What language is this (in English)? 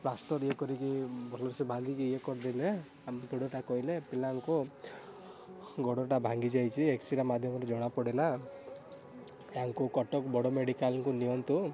Odia